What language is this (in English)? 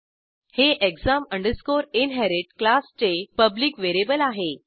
Marathi